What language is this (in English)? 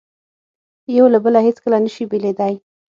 Pashto